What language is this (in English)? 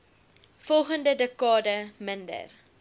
Afrikaans